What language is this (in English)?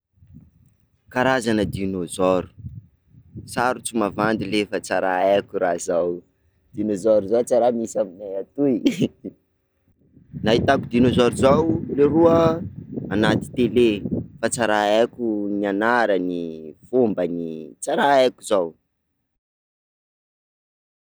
Sakalava Malagasy